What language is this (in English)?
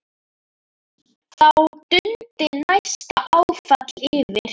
Icelandic